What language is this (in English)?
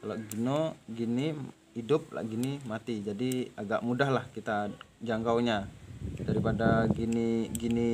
Indonesian